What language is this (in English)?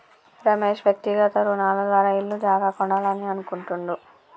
Telugu